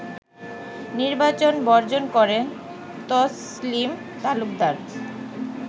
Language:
Bangla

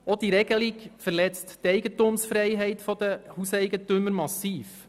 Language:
Swiss German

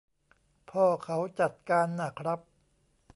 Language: Thai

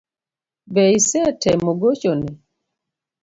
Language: Luo (Kenya and Tanzania)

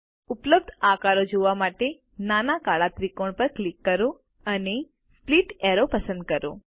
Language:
Gujarati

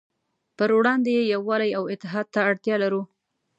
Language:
Pashto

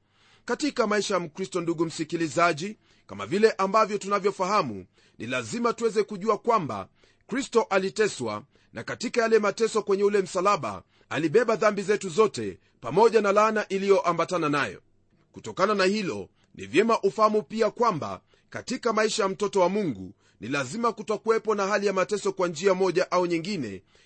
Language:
Swahili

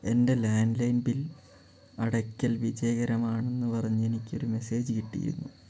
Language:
Malayalam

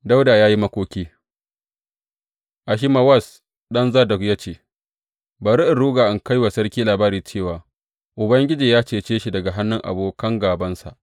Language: Hausa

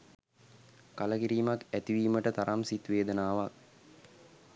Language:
Sinhala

